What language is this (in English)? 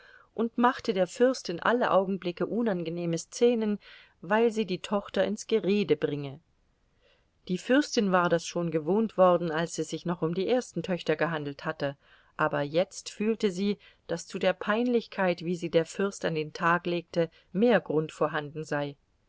German